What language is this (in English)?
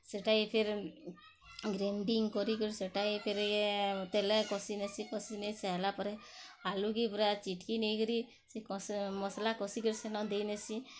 Odia